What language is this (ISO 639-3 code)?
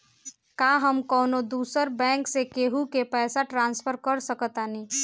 bho